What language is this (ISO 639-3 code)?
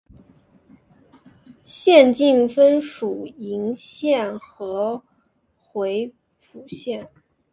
zho